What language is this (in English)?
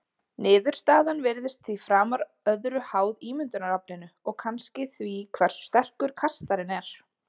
Icelandic